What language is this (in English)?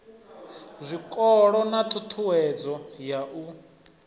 Venda